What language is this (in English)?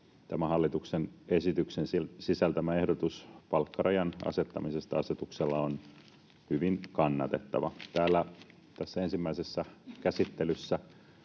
Finnish